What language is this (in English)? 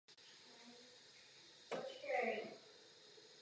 Czech